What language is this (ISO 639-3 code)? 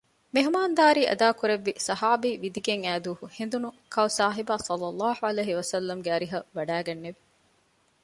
div